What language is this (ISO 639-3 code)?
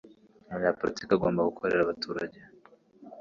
kin